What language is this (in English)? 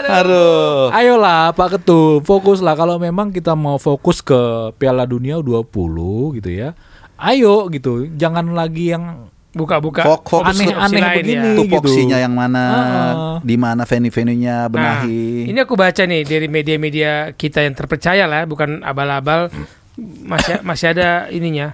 Indonesian